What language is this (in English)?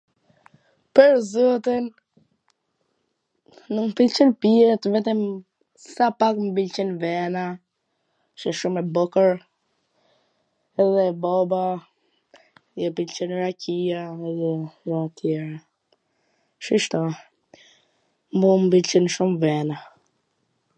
Gheg Albanian